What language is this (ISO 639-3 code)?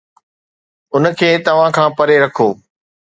snd